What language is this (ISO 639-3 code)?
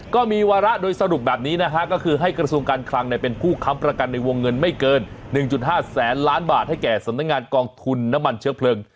tha